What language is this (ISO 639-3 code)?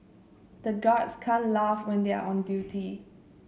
eng